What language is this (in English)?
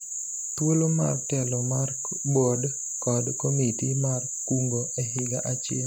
Luo (Kenya and Tanzania)